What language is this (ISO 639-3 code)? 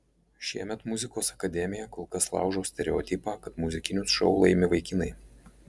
lit